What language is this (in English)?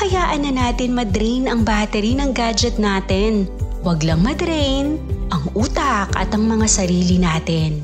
Filipino